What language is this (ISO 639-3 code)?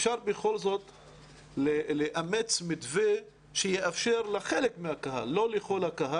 heb